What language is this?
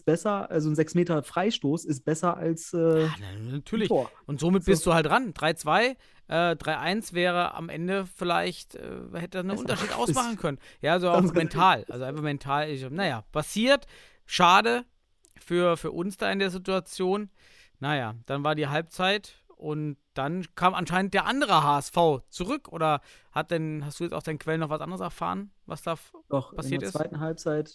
German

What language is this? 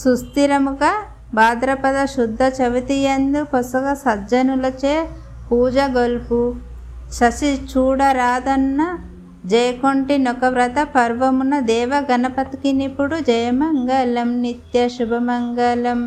Telugu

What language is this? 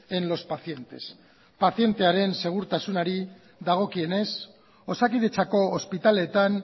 Basque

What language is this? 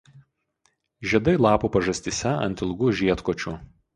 Lithuanian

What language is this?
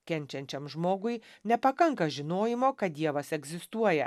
Lithuanian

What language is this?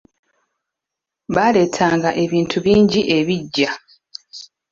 Ganda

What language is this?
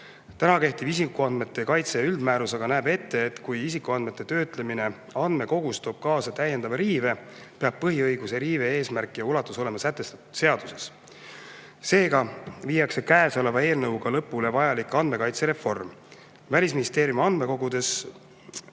Estonian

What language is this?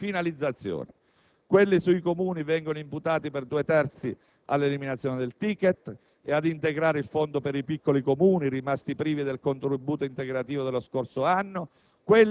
Italian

